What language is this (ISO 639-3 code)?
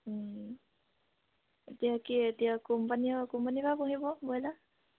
asm